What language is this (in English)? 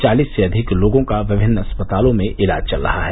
Hindi